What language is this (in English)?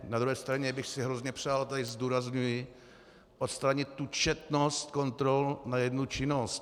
Czech